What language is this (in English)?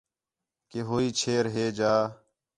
Khetrani